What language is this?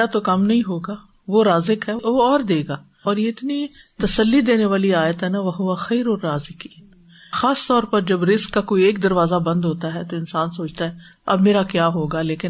Urdu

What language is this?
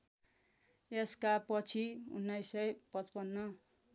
Nepali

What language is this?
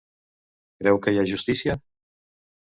Catalan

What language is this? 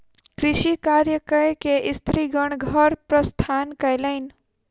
Maithili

